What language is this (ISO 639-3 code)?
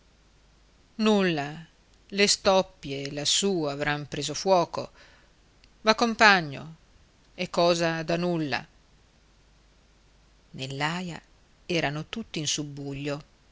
ita